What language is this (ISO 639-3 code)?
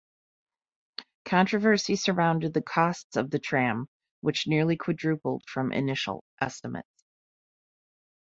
eng